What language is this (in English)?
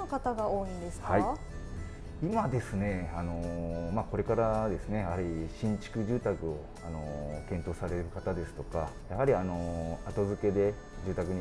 Japanese